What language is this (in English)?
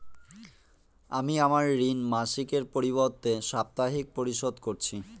Bangla